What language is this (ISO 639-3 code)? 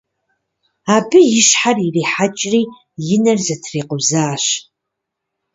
kbd